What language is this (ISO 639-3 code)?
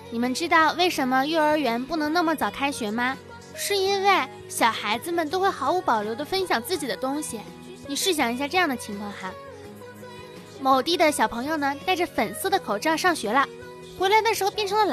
zho